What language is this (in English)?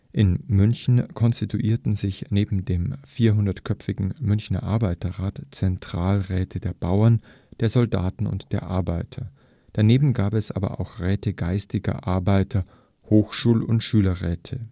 German